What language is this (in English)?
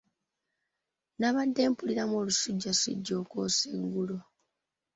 Ganda